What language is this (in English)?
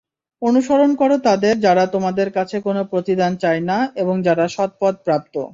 Bangla